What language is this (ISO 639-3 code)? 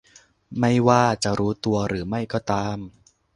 tha